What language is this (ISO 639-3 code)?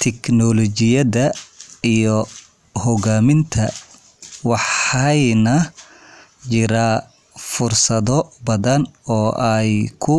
som